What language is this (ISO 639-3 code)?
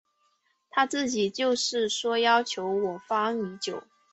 zho